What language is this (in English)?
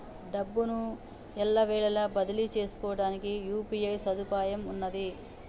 Telugu